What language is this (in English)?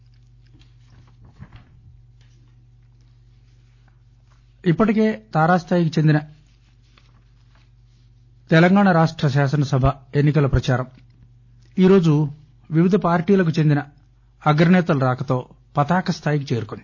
Telugu